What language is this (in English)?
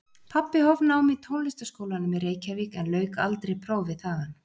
Icelandic